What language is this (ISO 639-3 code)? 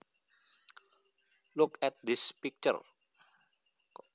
jav